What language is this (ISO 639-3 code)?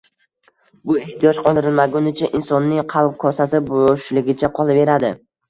uzb